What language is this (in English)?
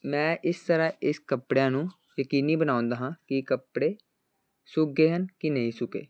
Punjabi